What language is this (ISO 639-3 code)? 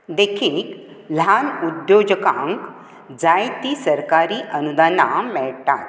kok